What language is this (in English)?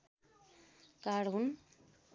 Nepali